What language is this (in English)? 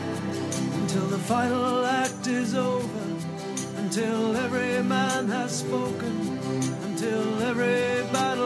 Persian